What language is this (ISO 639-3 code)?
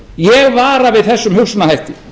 isl